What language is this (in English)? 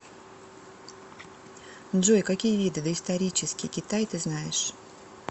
Russian